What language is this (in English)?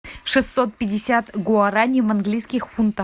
Russian